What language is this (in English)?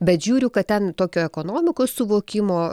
Lithuanian